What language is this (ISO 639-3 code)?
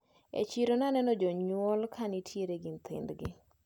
luo